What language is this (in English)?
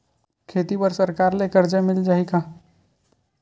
Chhattisgarhi